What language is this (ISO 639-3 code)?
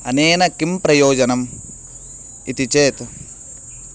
san